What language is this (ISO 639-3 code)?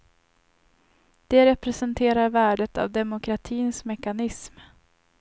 swe